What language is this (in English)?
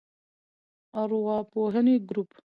Pashto